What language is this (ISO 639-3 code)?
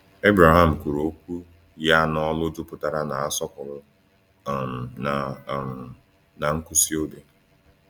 ibo